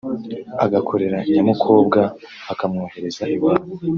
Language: Kinyarwanda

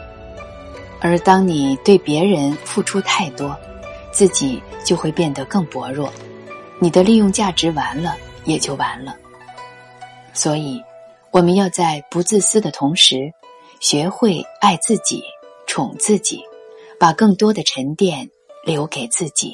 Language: Chinese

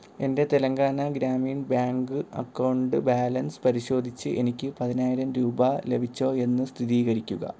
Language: Malayalam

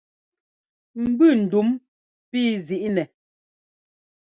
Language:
Ngomba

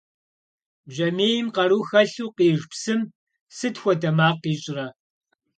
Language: Kabardian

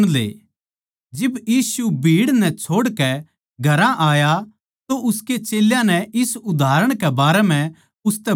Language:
Haryanvi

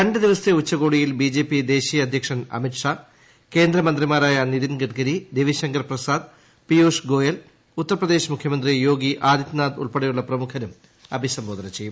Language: Malayalam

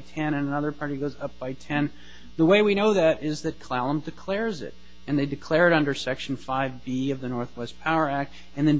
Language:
English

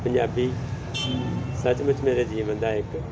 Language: Punjabi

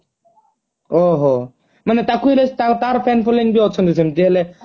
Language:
Odia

